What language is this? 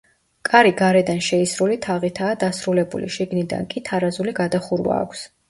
Georgian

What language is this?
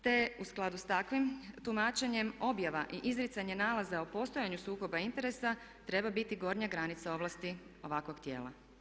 Croatian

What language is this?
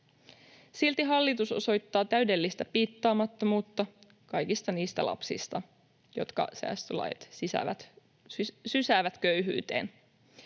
Finnish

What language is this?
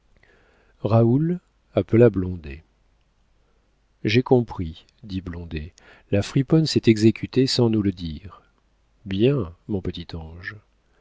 French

